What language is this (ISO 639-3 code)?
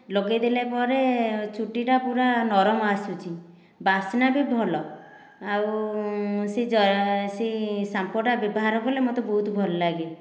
ori